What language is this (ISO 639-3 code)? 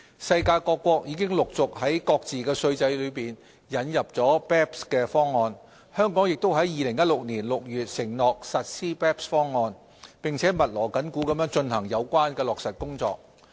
yue